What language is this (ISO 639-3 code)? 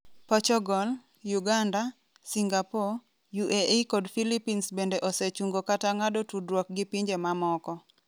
luo